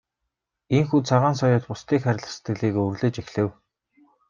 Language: Mongolian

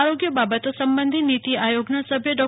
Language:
Gujarati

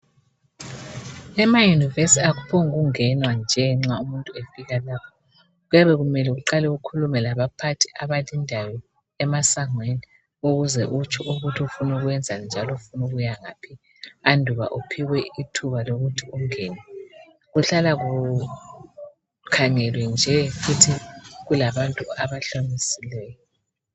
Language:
North Ndebele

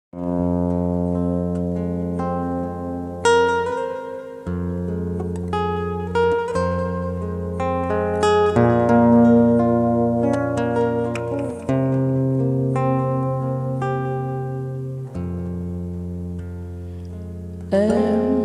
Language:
Vietnamese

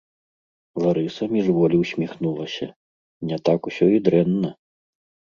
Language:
Belarusian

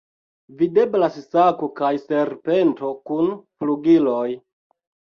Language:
Esperanto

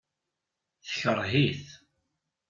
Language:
Kabyle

